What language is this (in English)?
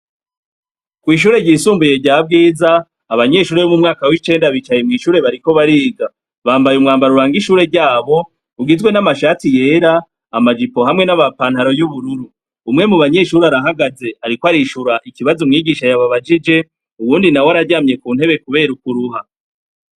Rundi